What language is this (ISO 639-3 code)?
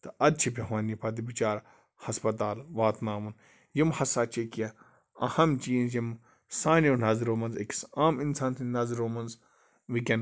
kas